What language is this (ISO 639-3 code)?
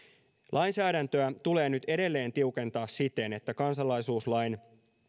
fin